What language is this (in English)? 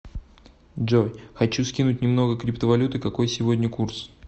Russian